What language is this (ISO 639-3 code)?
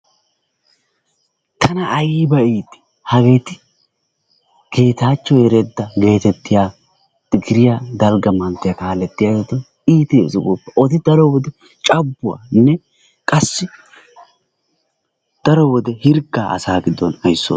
wal